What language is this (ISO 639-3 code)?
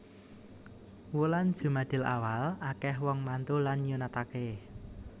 jav